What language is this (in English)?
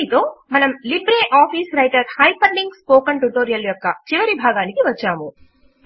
Telugu